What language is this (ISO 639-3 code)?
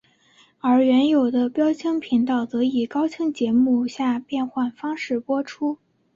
zho